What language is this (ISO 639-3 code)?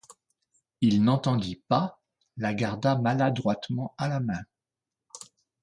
fra